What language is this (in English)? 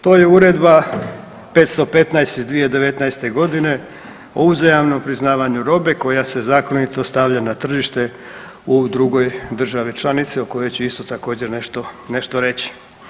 Croatian